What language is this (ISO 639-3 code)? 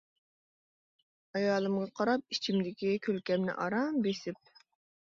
uig